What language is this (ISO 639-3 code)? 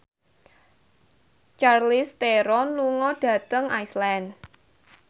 jav